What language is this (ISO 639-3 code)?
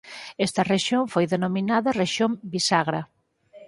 glg